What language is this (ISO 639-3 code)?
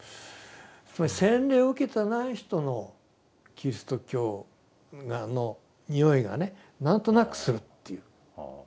jpn